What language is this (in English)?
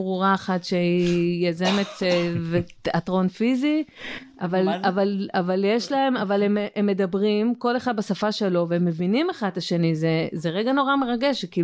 Hebrew